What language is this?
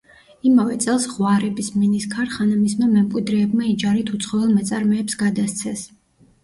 Georgian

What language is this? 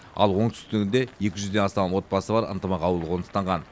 Kazakh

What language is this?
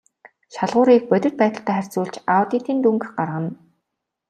Mongolian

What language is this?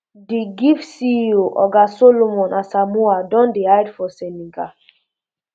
Nigerian Pidgin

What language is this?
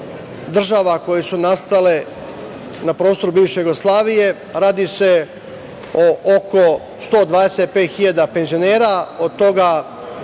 Serbian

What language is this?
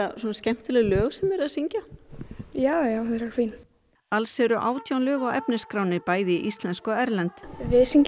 Icelandic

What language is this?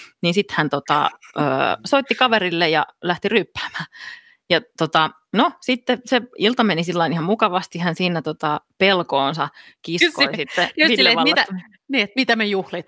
Finnish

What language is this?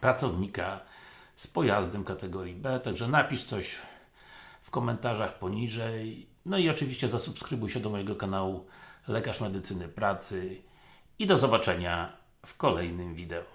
Polish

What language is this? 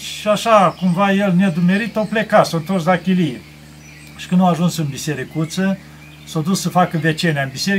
Romanian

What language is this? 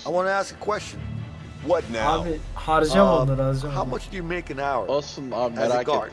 Turkish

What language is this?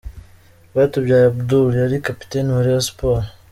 Kinyarwanda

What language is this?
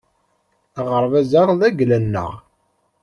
Kabyle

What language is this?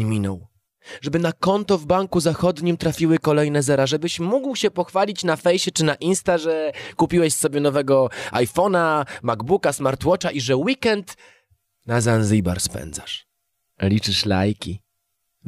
Polish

